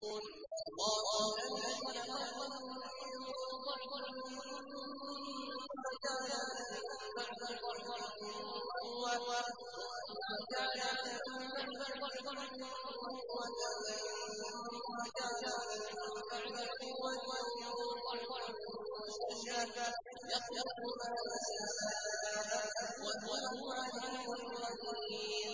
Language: Arabic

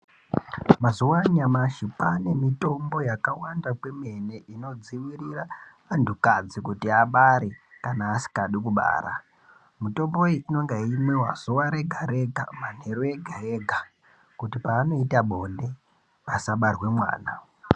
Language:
Ndau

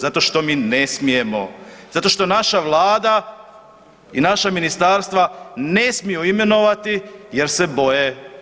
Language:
Croatian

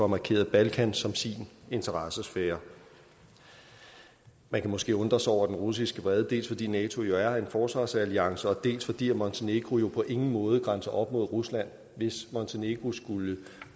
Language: Danish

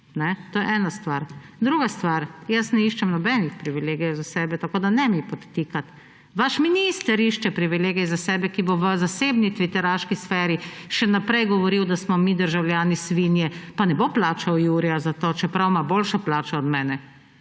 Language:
Slovenian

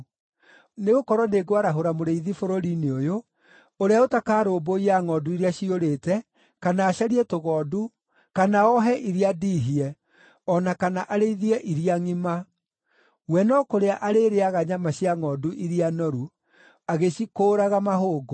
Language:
Kikuyu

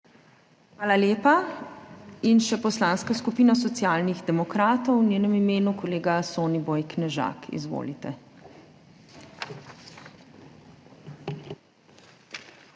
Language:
Slovenian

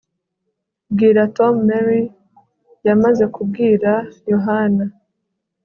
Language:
Kinyarwanda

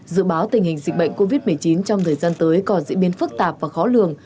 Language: Vietnamese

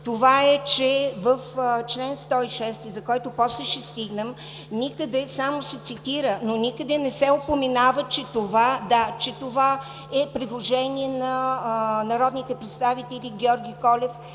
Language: Bulgarian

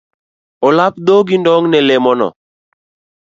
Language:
Luo (Kenya and Tanzania)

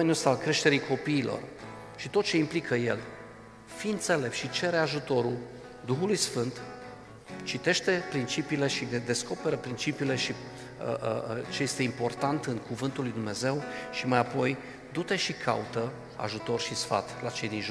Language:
Romanian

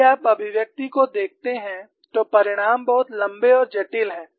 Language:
Hindi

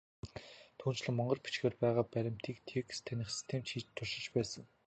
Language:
Mongolian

